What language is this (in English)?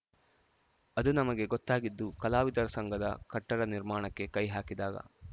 Kannada